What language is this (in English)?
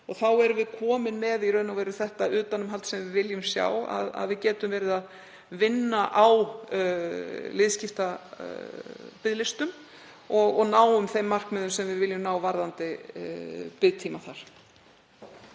Icelandic